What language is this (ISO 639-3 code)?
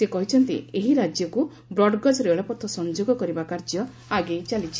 ori